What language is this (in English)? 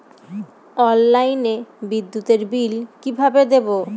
Bangla